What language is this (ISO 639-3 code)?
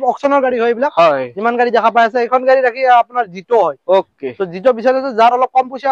ben